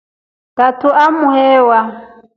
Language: Rombo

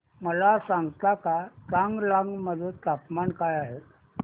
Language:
Marathi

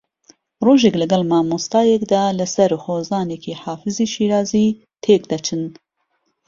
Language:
Central Kurdish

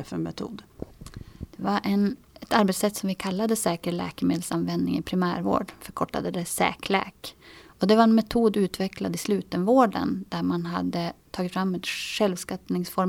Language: Swedish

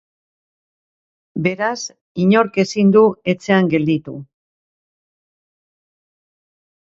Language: Basque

